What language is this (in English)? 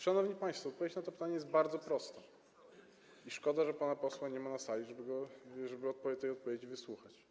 Polish